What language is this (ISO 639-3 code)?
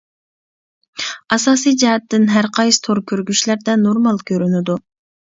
uig